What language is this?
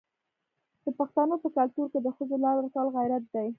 Pashto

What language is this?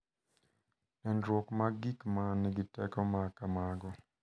Luo (Kenya and Tanzania)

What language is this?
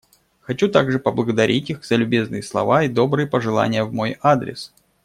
Russian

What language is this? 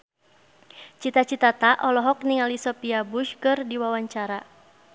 Sundanese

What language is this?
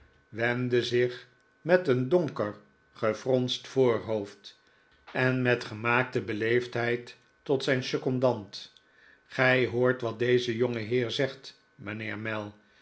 Dutch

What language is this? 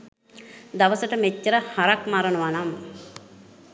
Sinhala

